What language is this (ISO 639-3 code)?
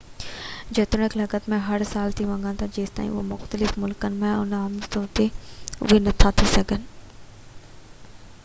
snd